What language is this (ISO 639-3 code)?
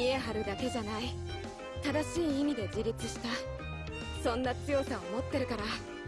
jpn